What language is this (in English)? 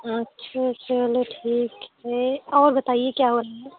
Hindi